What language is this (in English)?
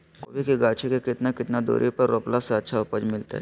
Magahi